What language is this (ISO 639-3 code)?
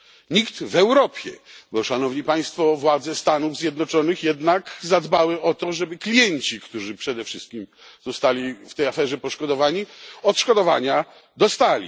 pol